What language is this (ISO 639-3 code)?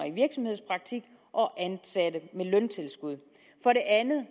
dan